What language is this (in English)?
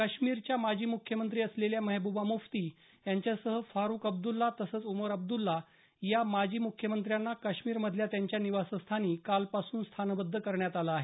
Marathi